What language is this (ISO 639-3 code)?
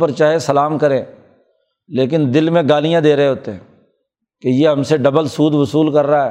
urd